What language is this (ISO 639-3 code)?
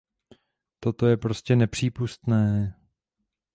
ces